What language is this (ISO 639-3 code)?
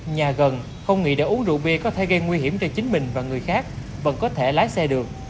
vie